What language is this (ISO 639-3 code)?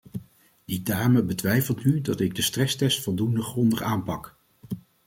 nld